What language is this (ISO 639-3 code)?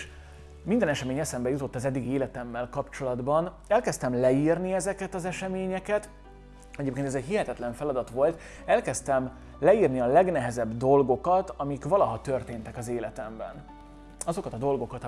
hun